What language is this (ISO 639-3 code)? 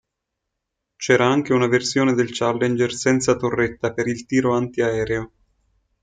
ita